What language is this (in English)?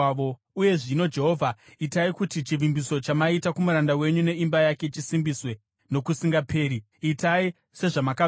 Shona